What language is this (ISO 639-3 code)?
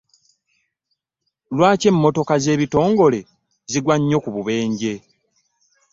lug